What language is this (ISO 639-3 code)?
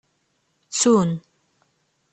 kab